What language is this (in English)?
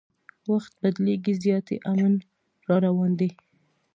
Pashto